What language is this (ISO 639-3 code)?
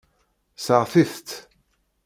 kab